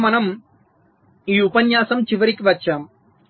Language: Telugu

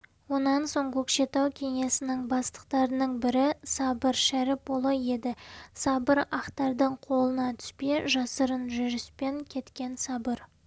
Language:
Kazakh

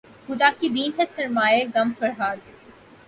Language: Urdu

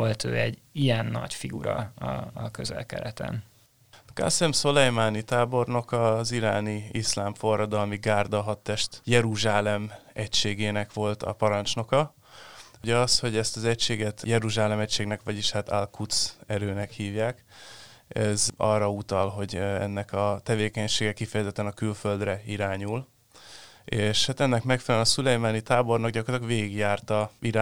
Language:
Hungarian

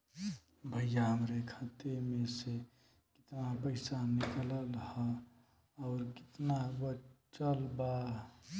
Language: Bhojpuri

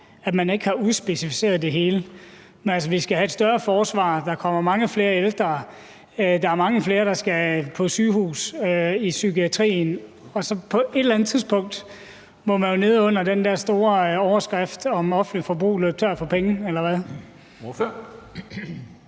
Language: Danish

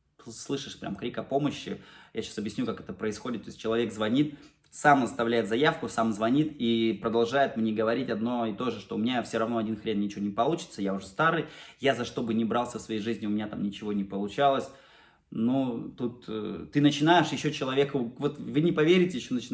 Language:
Russian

